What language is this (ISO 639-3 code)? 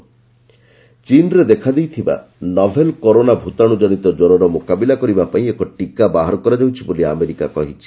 ori